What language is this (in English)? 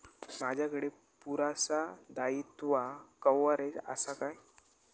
Marathi